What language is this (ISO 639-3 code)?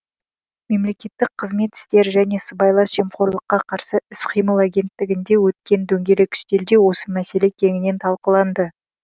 kaz